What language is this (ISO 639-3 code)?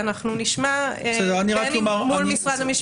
heb